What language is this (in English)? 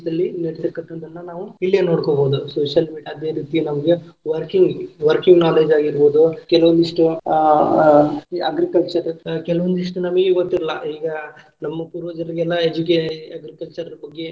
Kannada